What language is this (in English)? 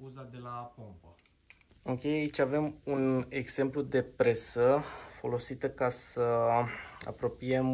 Romanian